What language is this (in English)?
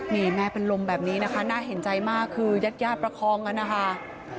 Thai